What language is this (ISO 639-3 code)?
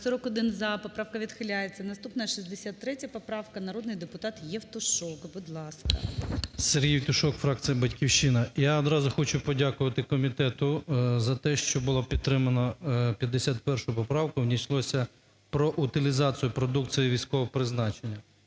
ukr